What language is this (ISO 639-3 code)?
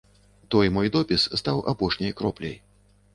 bel